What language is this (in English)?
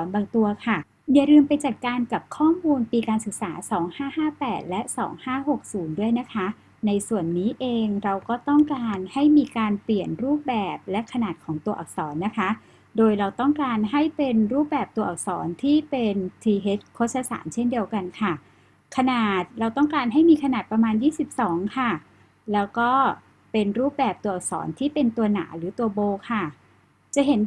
Thai